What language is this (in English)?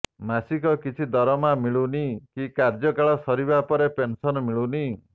Odia